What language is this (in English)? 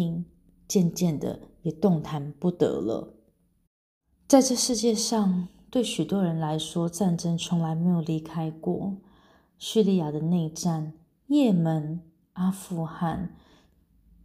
Chinese